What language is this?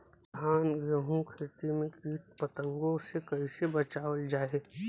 Bhojpuri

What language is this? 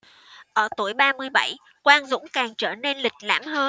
Vietnamese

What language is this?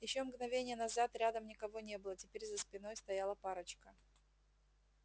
Russian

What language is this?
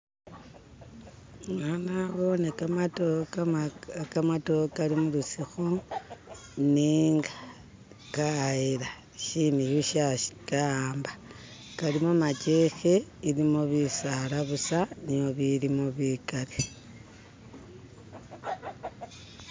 Masaaba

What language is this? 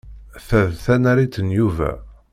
Kabyle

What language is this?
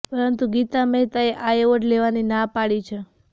Gujarati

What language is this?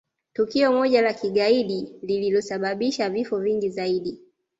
Swahili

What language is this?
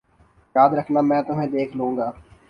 Urdu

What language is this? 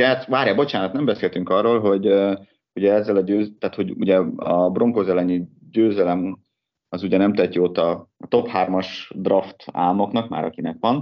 Hungarian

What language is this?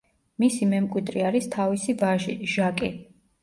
Georgian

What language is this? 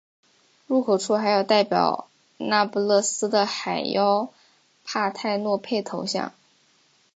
Chinese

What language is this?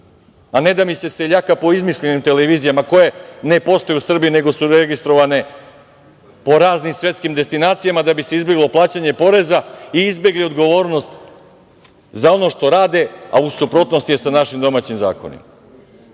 Serbian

